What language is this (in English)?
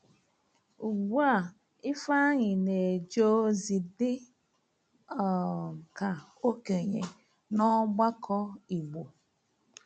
Igbo